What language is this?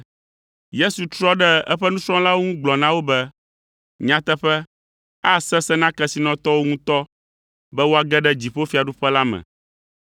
Ewe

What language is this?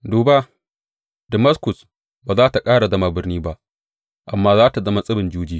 Hausa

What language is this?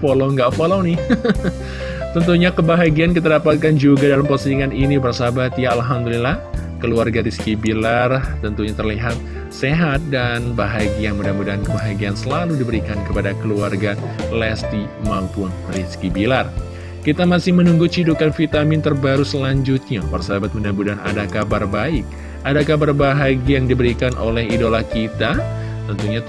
Indonesian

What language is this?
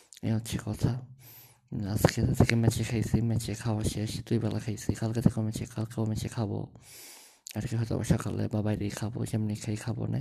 Bangla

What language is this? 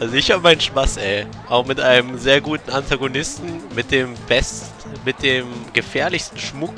German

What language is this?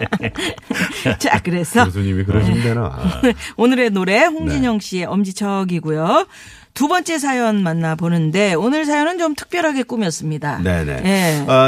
Korean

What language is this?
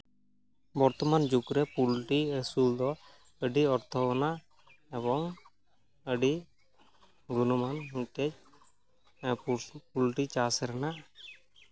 Santali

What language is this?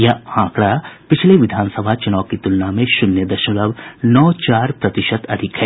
Hindi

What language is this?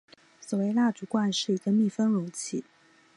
Chinese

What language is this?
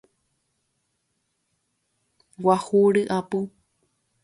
Guarani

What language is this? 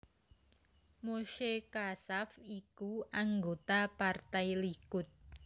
Javanese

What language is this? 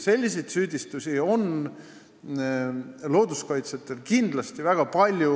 Estonian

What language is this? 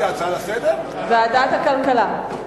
Hebrew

